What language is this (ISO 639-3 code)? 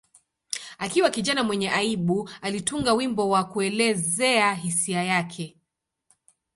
swa